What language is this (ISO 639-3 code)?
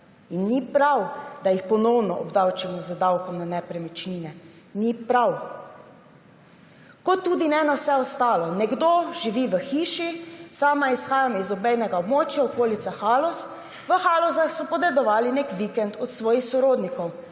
slv